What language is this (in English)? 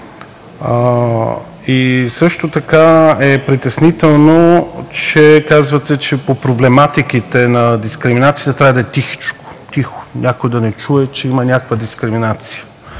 Bulgarian